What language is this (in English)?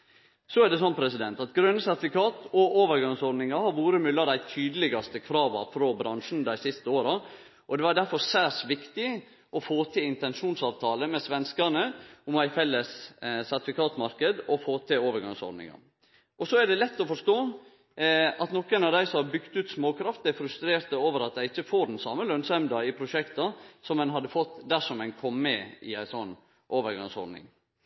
Norwegian Nynorsk